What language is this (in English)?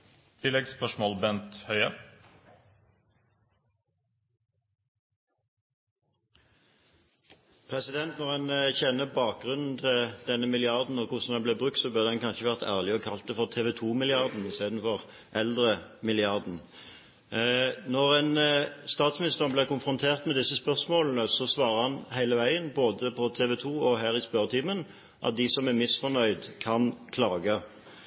Norwegian